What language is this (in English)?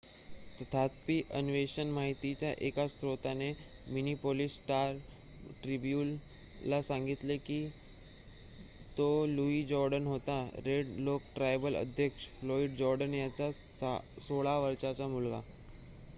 Marathi